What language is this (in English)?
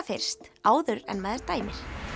Icelandic